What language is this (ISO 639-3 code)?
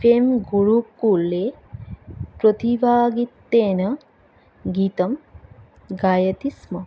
san